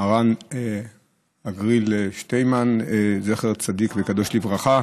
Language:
Hebrew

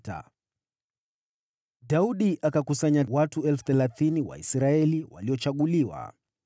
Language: Swahili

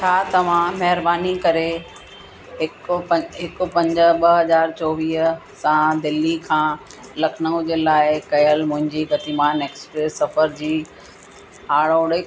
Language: Sindhi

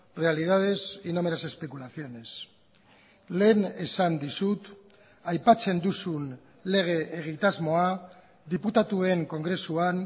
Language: Basque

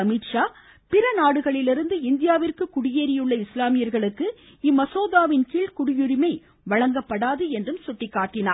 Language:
Tamil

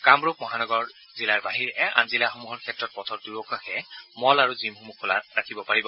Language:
Assamese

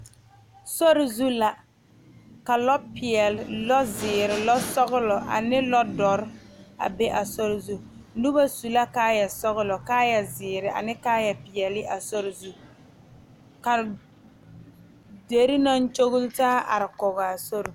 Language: Southern Dagaare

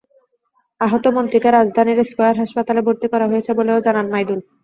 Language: Bangla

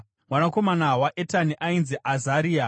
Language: Shona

